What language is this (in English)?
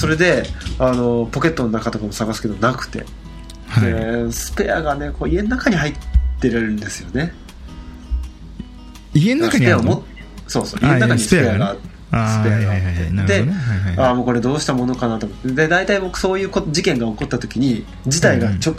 Japanese